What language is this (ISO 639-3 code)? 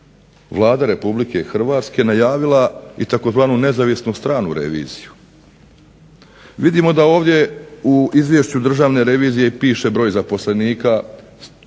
hrv